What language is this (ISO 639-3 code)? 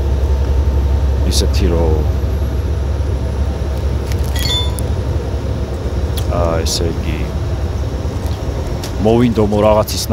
ron